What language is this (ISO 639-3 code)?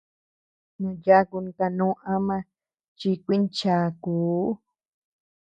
cux